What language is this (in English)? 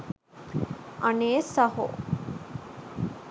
Sinhala